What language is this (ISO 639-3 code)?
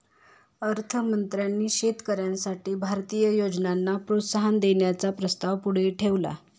mar